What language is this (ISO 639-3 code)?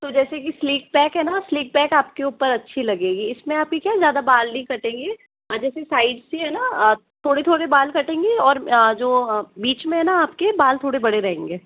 hin